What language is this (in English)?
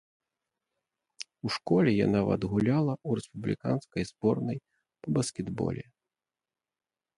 Belarusian